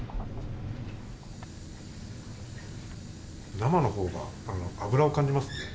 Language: Japanese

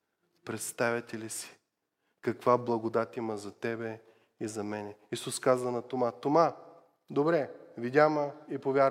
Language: Bulgarian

